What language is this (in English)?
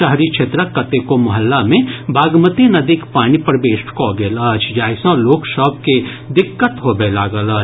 Maithili